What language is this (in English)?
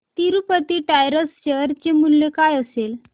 Marathi